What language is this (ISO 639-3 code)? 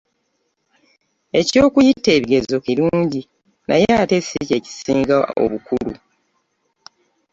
lug